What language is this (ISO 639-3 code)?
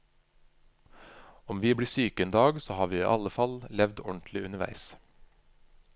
nor